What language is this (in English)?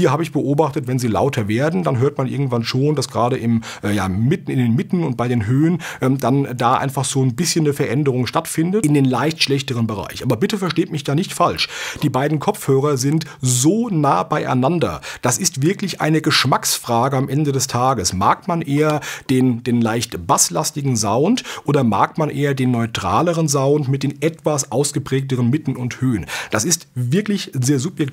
German